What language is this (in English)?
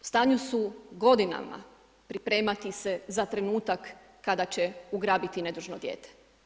Croatian